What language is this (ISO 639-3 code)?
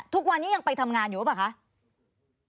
tha